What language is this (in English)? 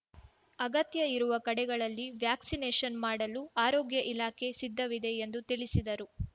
Kannada